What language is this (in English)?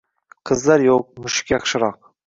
Uzbek